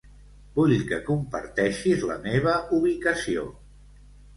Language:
Catalan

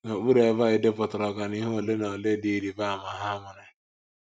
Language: Igbo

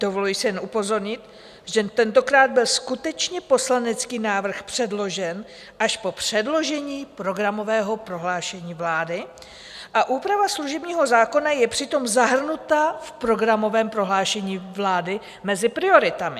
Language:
Czech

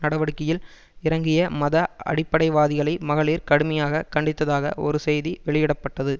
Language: Tamil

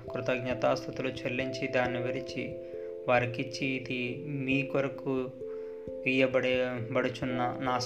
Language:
Telugu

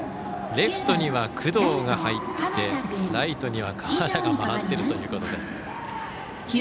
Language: Japanese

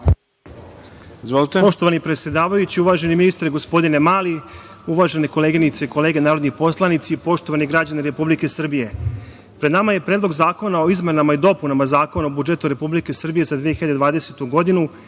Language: Serbian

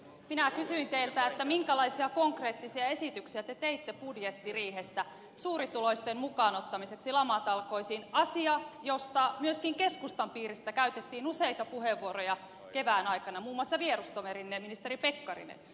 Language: Finnish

